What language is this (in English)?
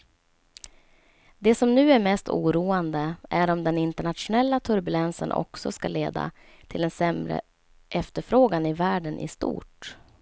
Swedish